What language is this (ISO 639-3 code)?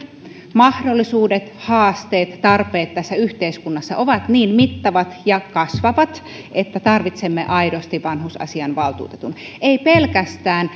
fin